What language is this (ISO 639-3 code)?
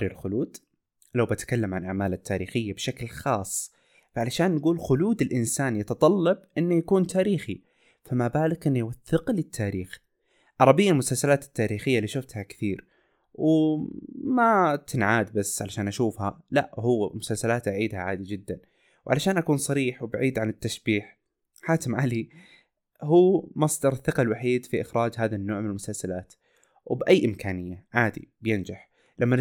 ara